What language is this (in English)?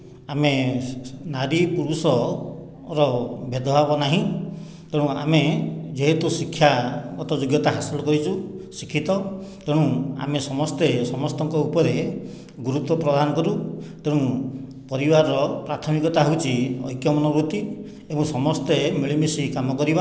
Odia